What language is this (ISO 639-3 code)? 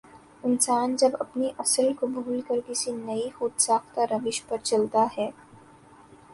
urd